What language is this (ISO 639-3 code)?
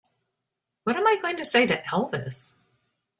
eng